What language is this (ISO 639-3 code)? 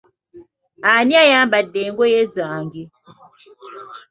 lug